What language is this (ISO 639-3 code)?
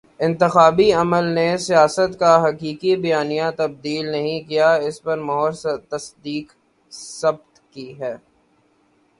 urd